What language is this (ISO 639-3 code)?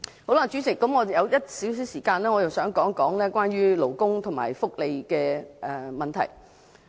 yue